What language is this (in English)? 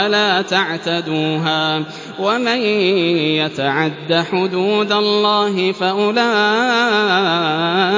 Arabic